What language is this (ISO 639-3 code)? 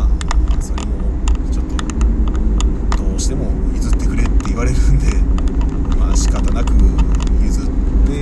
jpn